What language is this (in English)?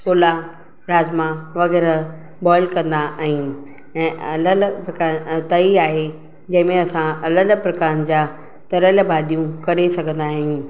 Sindhi